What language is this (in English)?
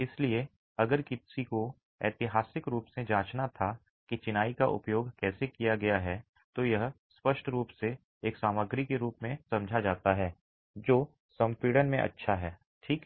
Hindi